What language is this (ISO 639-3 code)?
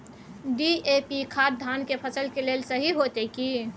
mai